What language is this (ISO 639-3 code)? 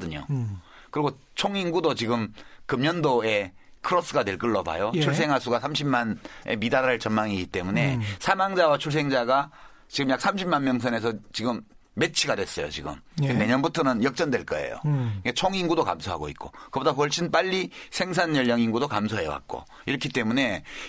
kor